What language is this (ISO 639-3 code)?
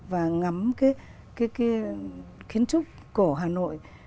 vie